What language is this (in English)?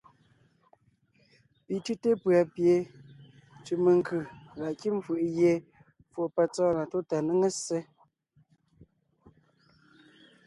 Ngiemboon